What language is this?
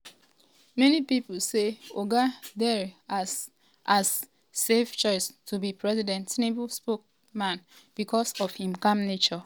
Nigerian Pidgin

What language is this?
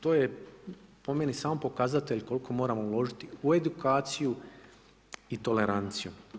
Croatian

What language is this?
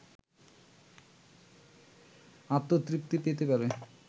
Bangla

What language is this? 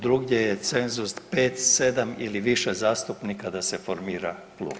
Croatian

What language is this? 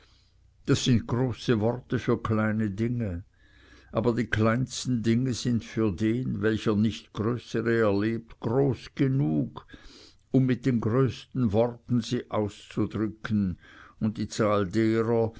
German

